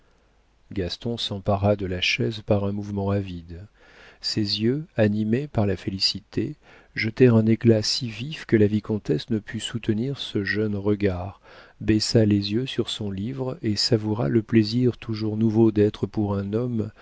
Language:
French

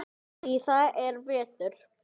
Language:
Icelandic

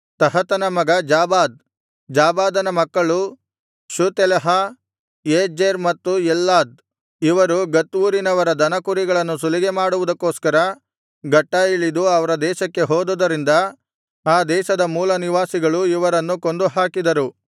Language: Kannada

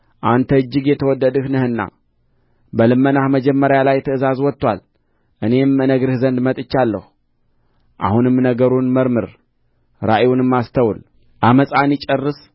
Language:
Amharic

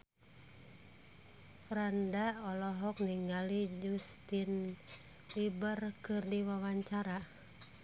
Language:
Sundanese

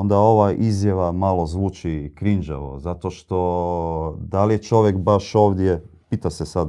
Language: Croatian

